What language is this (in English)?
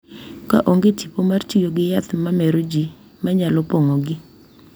Luo (Kenya and Tanzania)